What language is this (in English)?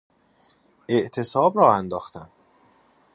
Persian